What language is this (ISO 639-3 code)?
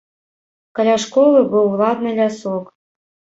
bel